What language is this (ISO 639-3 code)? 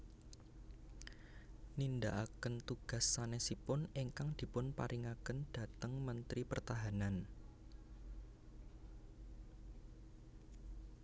jav